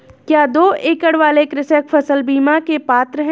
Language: Hindi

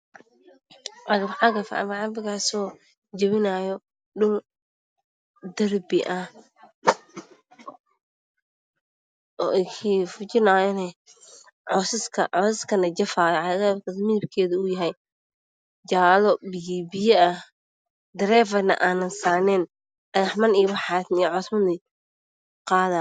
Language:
Somali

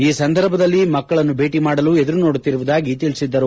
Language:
Kannada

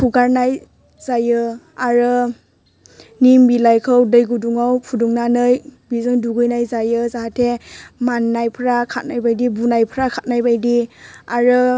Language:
Bodo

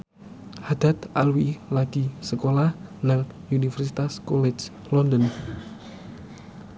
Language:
Javanese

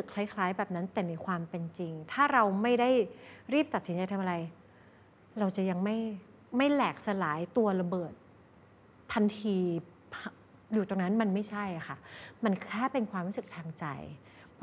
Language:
Thai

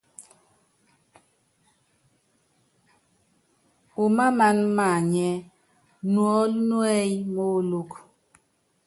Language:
Yangben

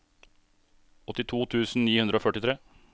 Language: Norwegian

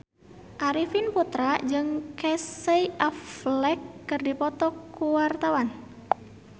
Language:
Sundanese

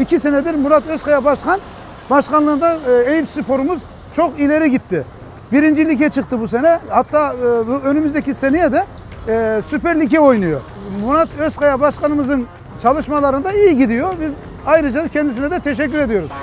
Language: Turkish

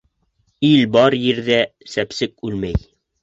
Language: Bashkir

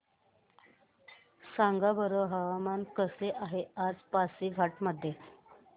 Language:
Marathi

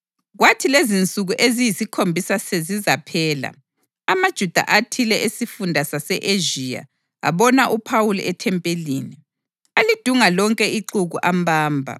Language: North Ndebele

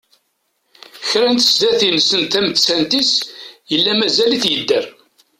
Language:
Kabyle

